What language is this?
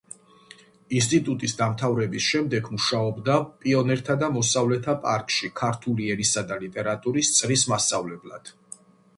Georgian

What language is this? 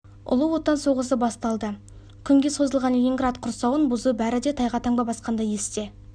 Kazakh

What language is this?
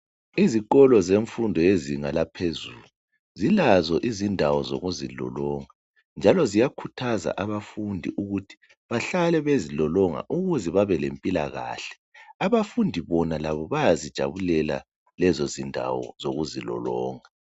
North Ndebele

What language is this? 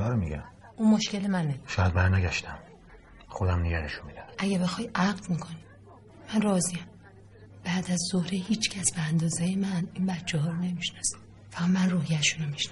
Persian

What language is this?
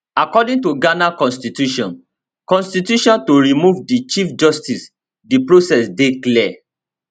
Nigerian Pidgin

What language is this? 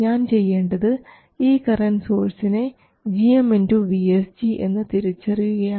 Malayalam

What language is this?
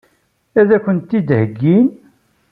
Kabyle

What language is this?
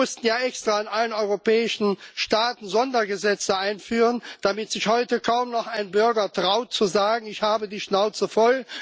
German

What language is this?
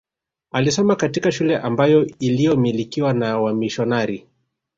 Swahili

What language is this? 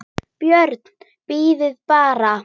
Icelandic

